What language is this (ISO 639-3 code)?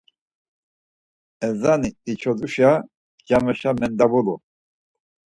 lzz